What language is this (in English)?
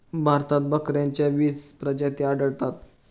Marathi